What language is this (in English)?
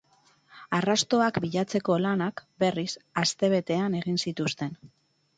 Basque